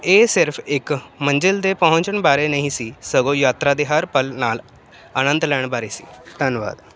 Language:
Punjabi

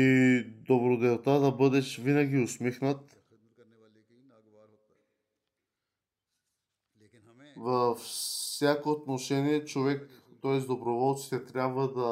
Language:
Bulgarian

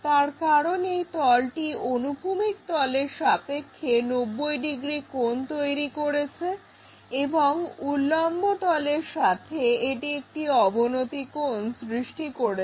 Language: Bangla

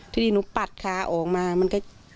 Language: Thai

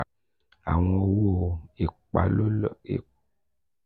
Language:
Yoruba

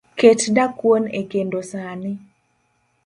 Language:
Luo (Kenya and Tanzania)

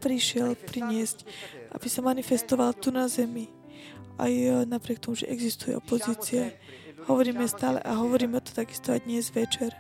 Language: Slovak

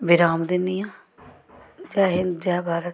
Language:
Dogri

